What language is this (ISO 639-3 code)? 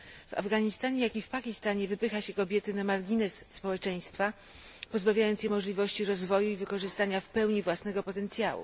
pol